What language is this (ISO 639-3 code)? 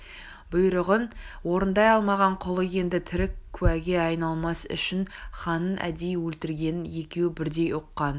kaz